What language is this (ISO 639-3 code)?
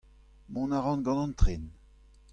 bre